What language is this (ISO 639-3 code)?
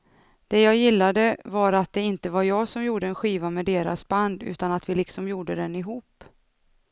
swe